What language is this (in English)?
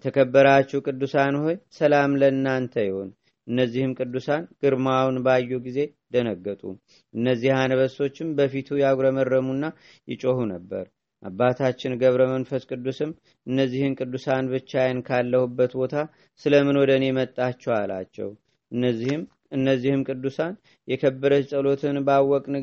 Amharic